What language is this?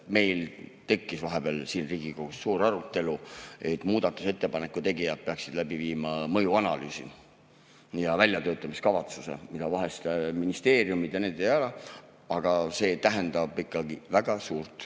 Estonian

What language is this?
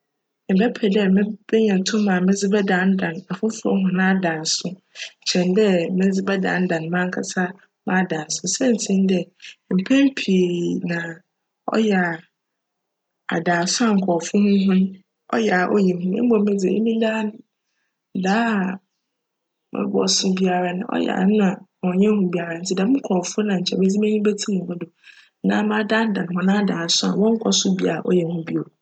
Akan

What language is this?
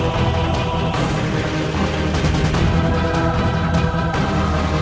Indonesian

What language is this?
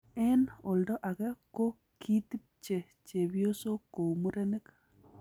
Kalenjin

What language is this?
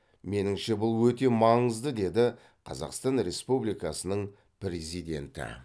Kazakh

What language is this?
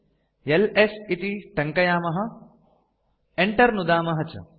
Sanskrit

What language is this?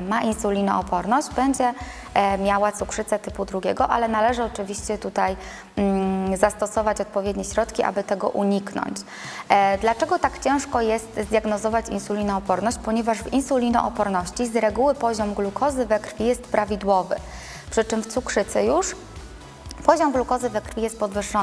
Polish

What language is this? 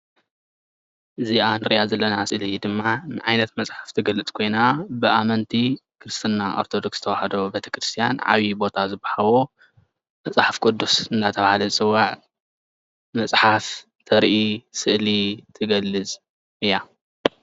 Tigrinya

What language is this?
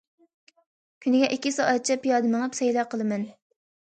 Uyghur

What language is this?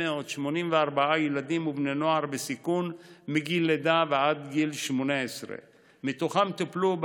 Hebrew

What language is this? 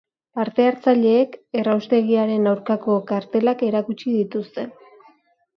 Basque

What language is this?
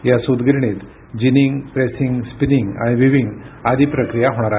Marathi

